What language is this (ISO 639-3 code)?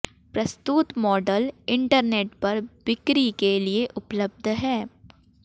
hin